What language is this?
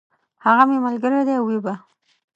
Pashto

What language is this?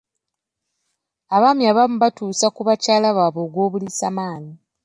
Ganda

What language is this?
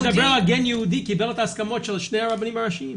Hebrew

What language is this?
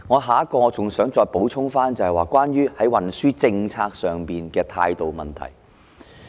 Cantonese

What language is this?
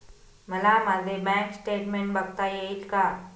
Marathi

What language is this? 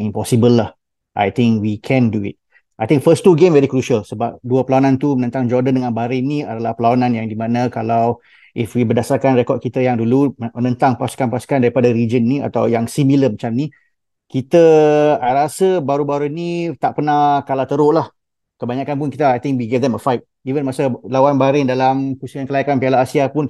Malay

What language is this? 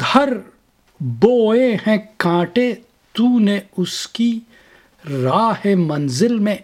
Urdu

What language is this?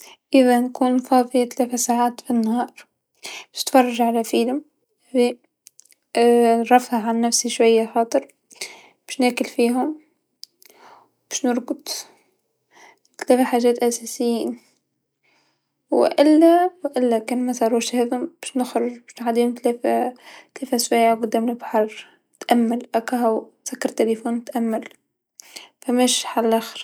Tunisian Arabic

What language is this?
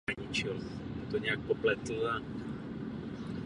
Czech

